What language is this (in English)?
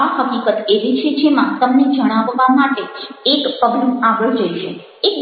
Gujarati